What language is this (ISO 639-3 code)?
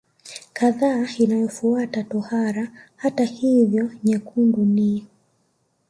swa